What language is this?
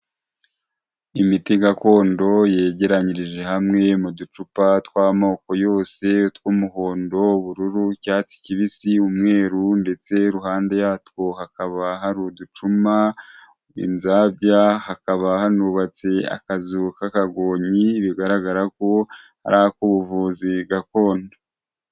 Kinyarwanda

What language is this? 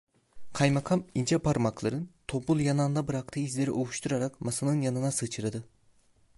Turkish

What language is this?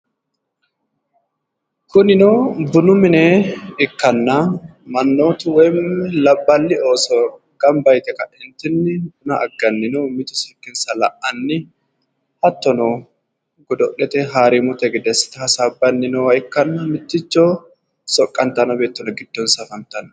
Sidamo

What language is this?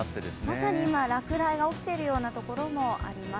Japanese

